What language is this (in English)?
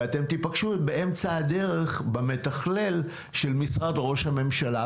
Hebrew